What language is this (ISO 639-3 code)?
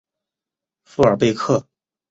zho